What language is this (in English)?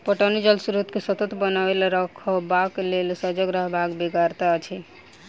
Maithili